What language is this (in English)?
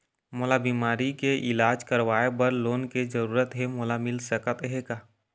Chhattisgarhi